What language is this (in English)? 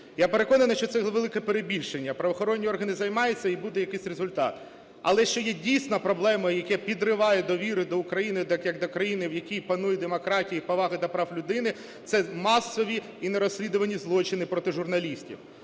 Ukrainian